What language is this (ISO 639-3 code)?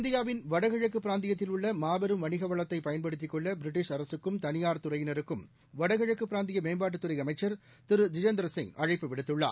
tam